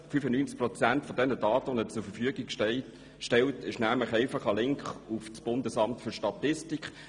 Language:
Swiss German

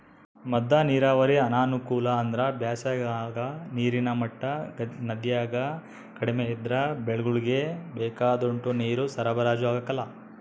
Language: Kannada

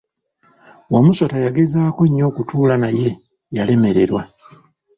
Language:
Ganda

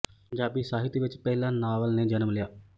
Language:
Punjabi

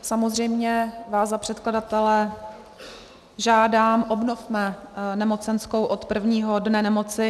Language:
Czech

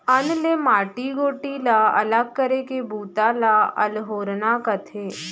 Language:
Chhattisgarhi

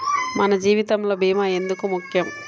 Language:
Telugu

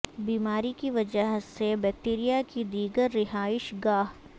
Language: Urdu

